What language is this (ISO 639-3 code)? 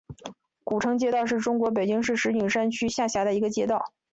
zho